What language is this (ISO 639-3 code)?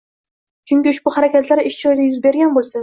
uzb